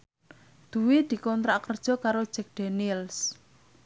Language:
Javanese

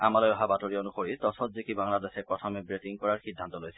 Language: Assamese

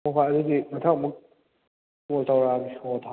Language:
Manipuri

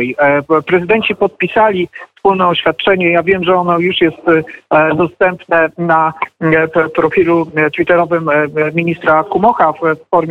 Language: Polish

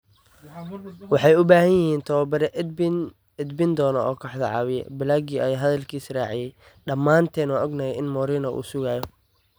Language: Somali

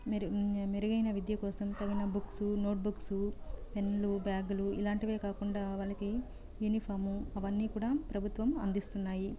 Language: Telugu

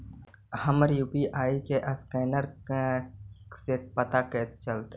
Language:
Magahi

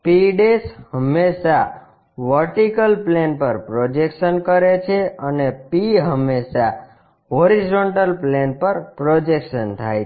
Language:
Gujarati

